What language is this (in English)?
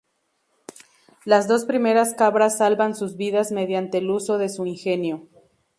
Spanish